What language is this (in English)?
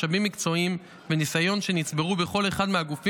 Hebrew